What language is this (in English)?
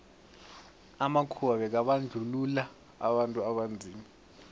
South Ndebele